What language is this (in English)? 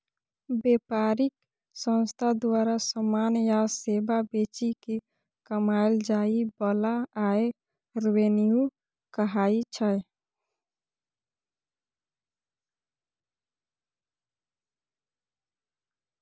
Maithili